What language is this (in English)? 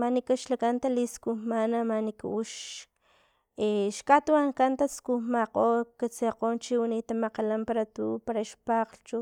Filomena Mata-Coahuitlán Totonac